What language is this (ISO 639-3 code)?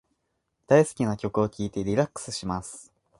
jpn